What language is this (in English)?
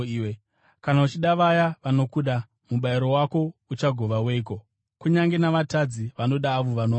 Shona